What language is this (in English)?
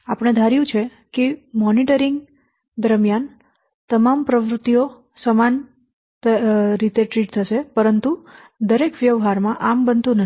Gujarati